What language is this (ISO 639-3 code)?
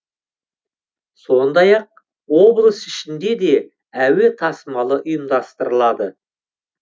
kaz